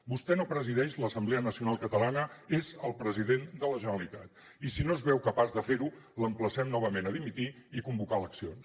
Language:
Catalan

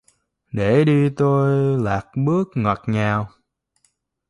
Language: Vietnamese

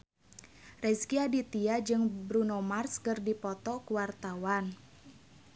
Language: Sundanese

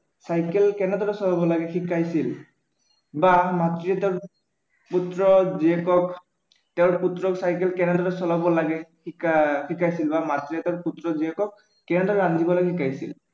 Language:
Assamese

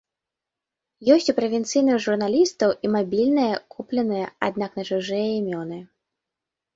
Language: Belarusian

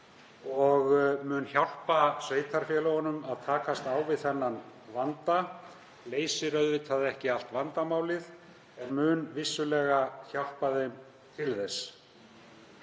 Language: Icelandic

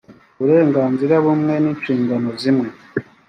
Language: Kinyarwanda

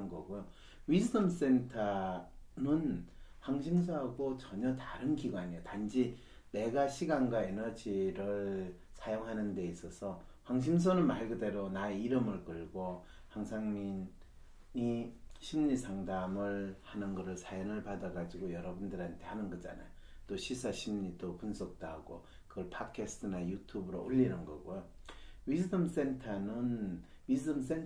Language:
Korean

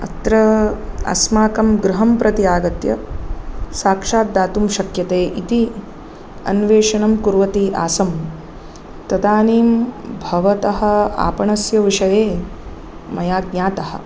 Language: Sanskrit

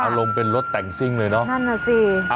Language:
Thai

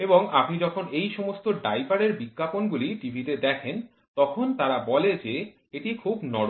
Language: Bangla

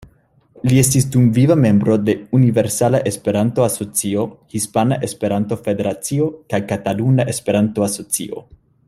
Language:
Esperanto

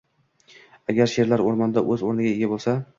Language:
Uzbek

